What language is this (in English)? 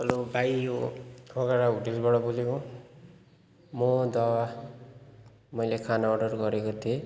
Nepali